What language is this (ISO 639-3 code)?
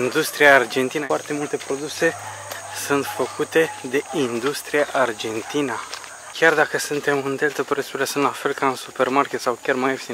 ron